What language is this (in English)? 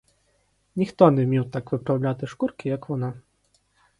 Ukrainian